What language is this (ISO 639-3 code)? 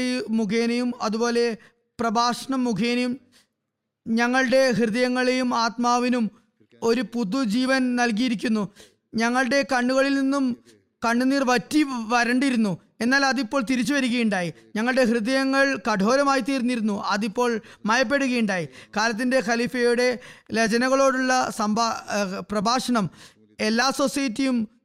mal